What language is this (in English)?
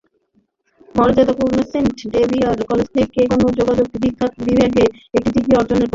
Bangla